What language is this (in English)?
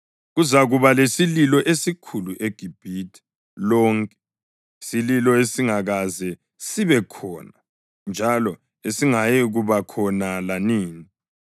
North Ndebele